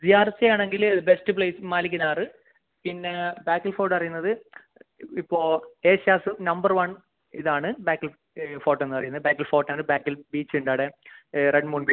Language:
Malayalam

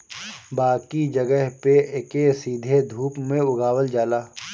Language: Bhojpuri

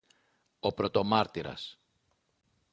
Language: Greek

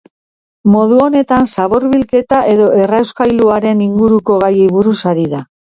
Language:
Basque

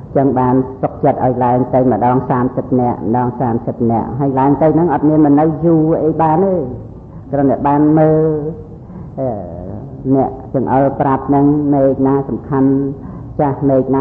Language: Thai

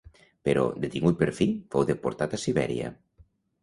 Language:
Catalan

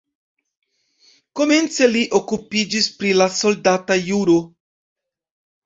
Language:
Esperanto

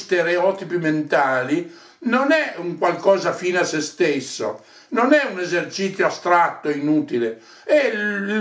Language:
Italian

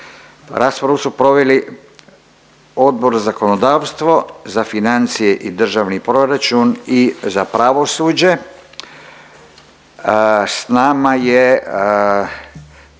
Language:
Croatian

